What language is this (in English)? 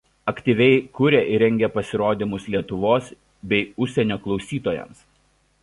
Lithuanian